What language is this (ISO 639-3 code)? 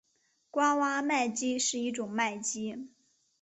zho